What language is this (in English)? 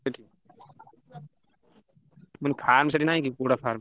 Odia